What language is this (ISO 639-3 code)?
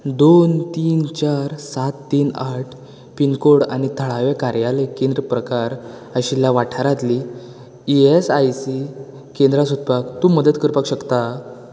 kok